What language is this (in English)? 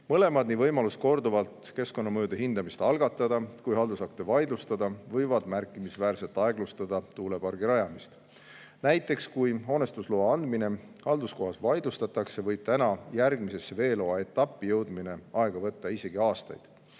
Estonian